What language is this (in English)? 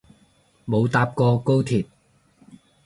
Cantonese